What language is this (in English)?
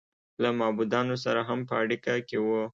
Pashto